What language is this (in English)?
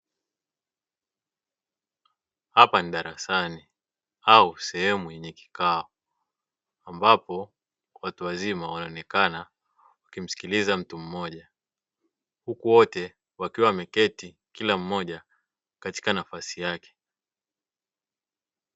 Swahili